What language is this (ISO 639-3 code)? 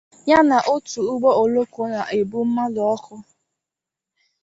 ibo